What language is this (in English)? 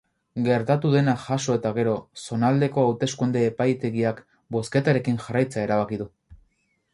Basque